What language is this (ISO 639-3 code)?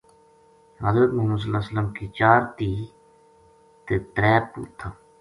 gju